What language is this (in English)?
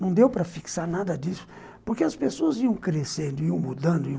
Portuguese